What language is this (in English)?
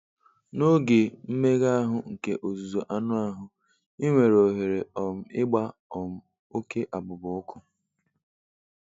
Igbo